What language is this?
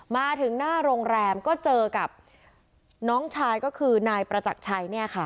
Thai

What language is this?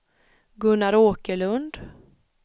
Swedish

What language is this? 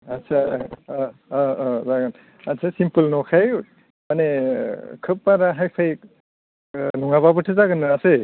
Bodo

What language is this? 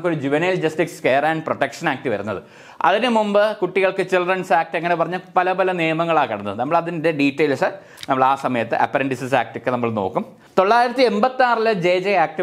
Malayalam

